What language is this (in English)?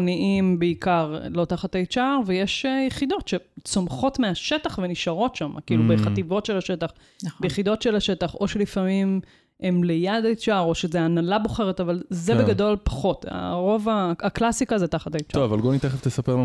Hebrew